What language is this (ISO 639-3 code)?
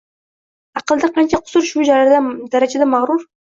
uzb